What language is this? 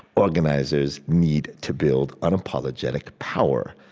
English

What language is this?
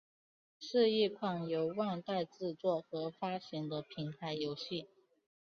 Chinese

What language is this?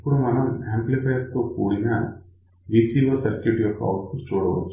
Telugu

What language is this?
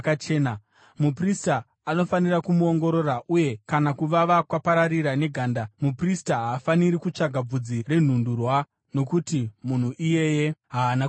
Shona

